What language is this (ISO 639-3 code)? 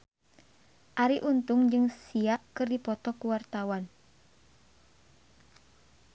sun